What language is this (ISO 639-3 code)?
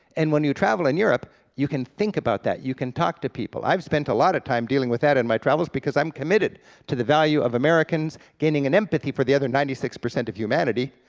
eng